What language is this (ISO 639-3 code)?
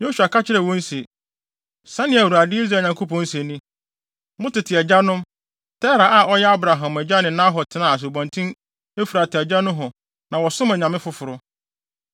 aka